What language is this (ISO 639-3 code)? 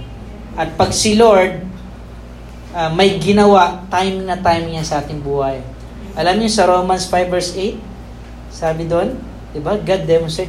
fil